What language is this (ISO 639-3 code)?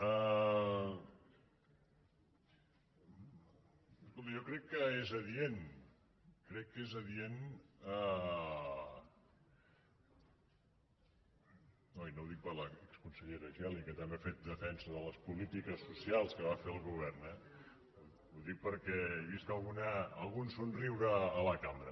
cat